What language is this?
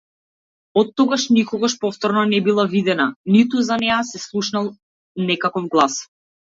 Macedonian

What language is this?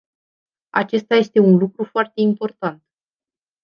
Romanian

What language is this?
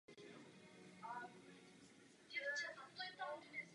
Czech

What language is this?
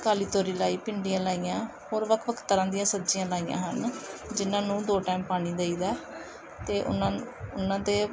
Punjabi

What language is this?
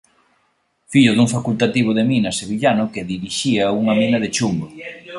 Galician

